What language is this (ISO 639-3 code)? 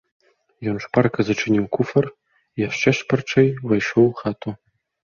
bel